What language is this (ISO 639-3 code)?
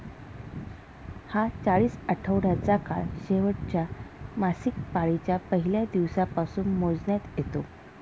mar